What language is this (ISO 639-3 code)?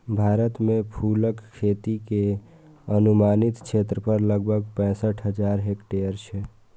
mai